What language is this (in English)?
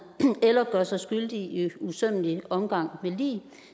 Danish